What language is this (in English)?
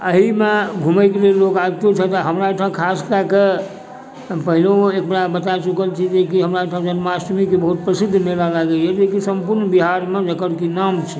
Maithili